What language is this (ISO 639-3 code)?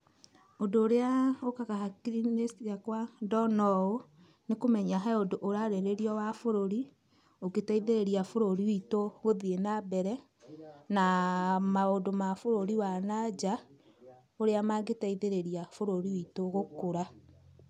kik